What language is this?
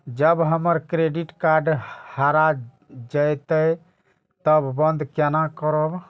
Maithili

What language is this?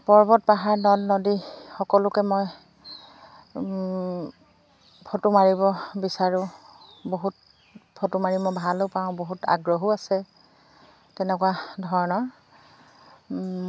Assamese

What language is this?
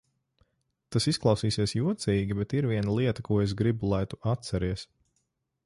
Latvian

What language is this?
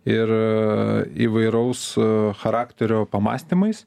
Lithuanian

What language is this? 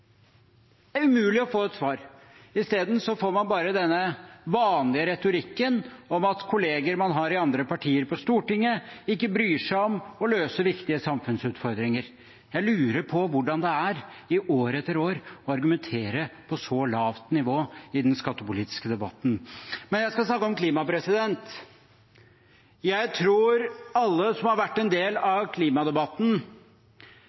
Norwegian Bokmål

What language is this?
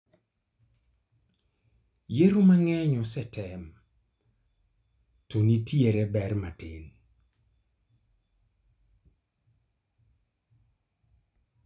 Luo (Kenya and Tanzania)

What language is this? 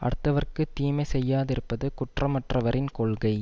Tamil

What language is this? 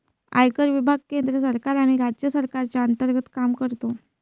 Marathi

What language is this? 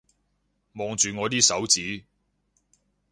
Cantonese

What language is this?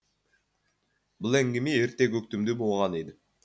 Kazakh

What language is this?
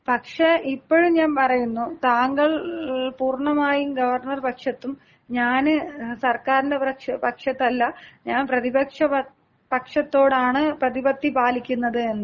Malayalam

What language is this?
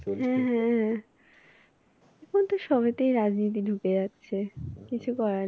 Bangla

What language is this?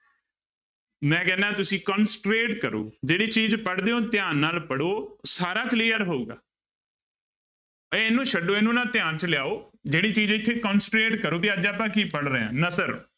Punjabi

